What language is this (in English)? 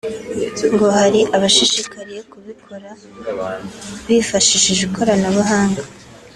Kinyarwanda